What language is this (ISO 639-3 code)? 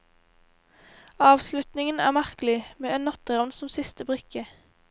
nor